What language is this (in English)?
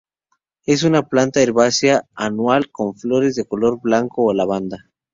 Spanish